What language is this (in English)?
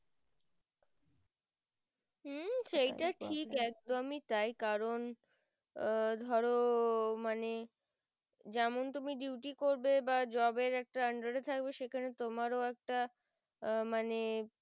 Bangla